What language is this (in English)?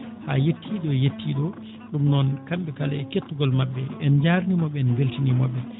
Fula